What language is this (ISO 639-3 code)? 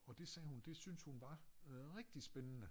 dan